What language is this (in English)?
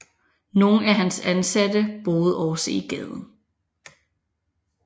Danish